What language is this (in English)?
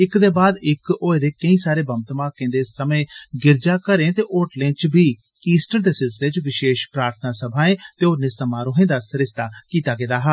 Dogri